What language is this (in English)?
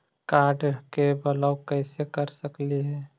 Magahi